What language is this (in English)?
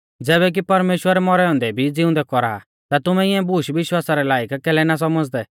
Mahasu Pahari